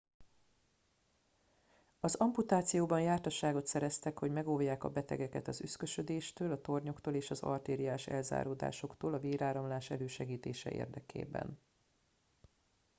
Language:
Hungarian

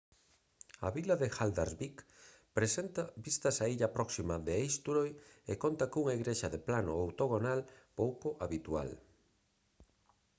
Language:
Galician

